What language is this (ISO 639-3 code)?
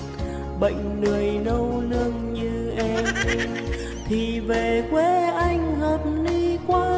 vie